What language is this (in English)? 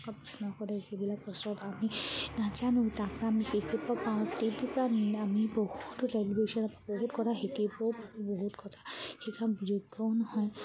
Assamese